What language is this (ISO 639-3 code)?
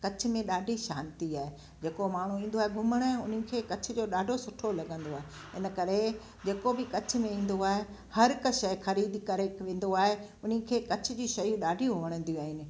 snd